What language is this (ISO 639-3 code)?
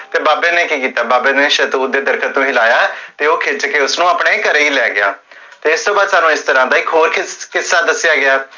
pan